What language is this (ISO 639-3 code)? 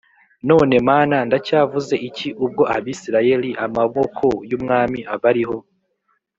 kin